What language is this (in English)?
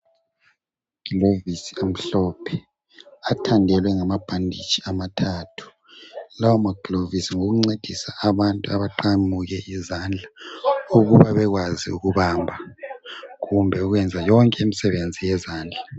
North Ndebele